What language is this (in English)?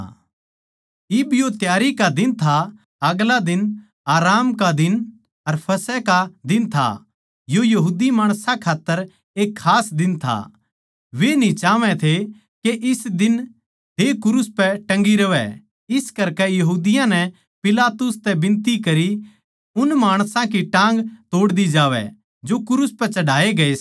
Haryanvi